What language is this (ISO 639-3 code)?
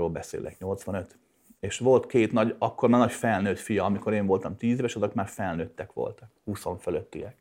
hun